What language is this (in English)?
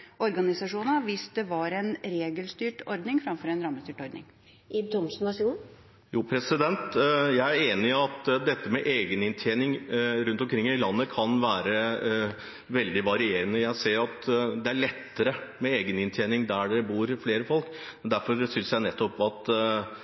Norwegian Bokmål